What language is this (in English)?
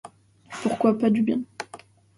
French